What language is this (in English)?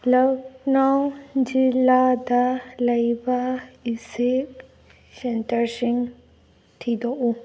Manipuri